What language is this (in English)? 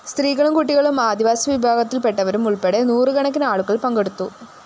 Malayalam